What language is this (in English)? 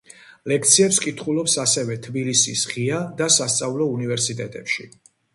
Georgian